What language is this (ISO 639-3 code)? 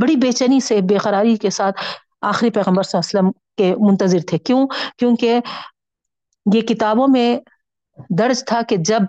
urd